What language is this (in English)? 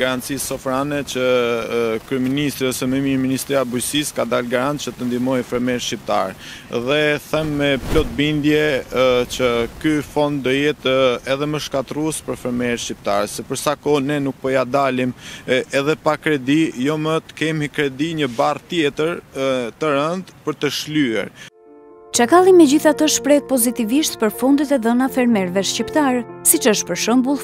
Romanian